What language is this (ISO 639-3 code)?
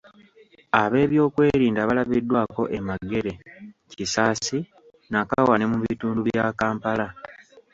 lug